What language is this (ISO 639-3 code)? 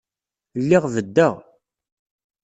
kab